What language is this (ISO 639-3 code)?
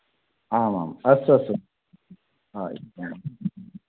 san